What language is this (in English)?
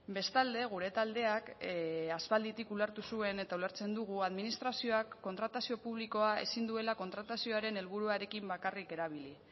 Basque